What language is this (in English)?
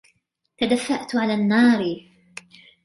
Arabic